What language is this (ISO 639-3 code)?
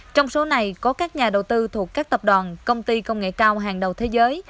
vie